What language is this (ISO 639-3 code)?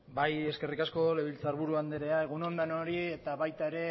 eus